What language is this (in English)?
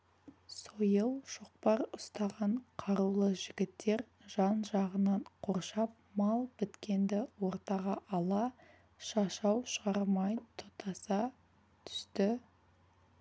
Kazakh